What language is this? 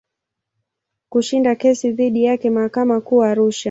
Swahili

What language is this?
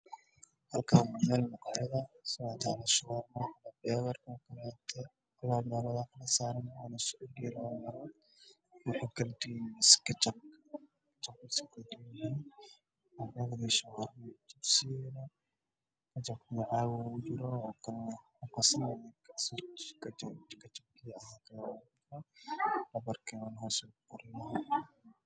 Somali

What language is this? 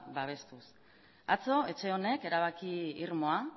Basque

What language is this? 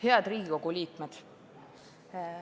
Estonian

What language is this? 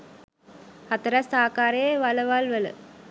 Sinhala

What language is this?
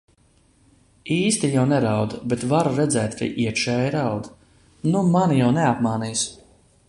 Latvian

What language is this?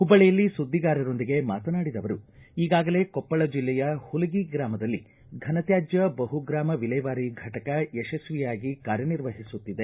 Kannada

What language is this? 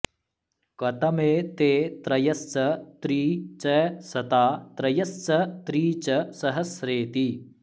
Sanskrit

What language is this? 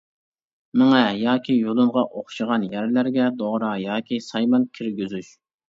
Uyghur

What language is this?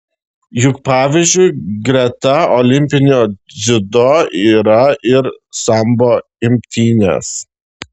Lithuanian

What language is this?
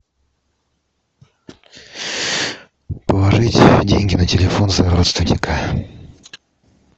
Russian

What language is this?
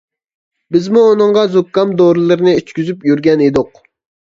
Uyghur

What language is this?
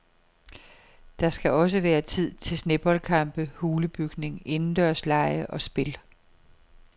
Danish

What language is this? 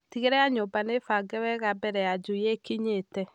Kikuyu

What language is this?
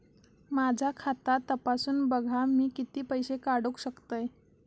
Marathi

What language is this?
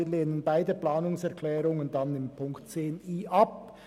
Swiss German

